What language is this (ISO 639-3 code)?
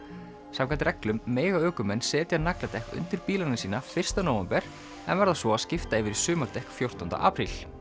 isl